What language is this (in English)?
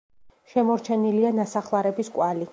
Georgian